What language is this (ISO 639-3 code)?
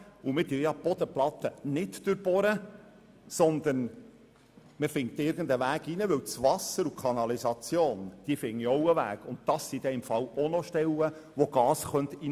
gsw